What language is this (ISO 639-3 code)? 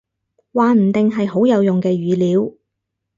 yue